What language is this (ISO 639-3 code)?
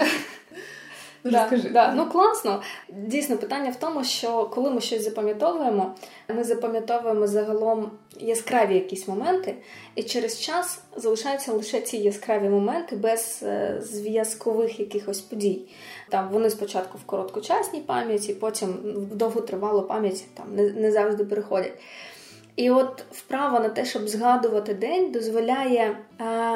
ukr